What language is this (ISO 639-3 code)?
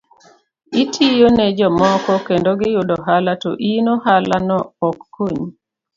luo